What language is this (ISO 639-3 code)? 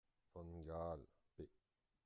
fra